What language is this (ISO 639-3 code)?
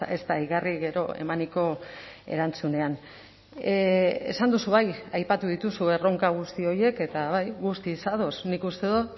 eus